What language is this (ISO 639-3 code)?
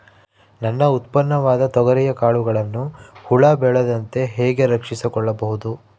kan